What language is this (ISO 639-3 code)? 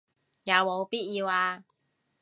yue